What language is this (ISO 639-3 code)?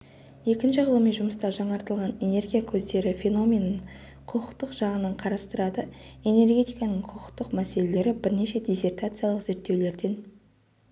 kaz